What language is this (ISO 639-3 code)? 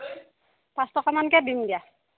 asm